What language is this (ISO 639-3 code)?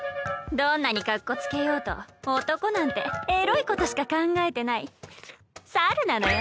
jpn